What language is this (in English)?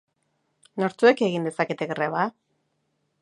Basque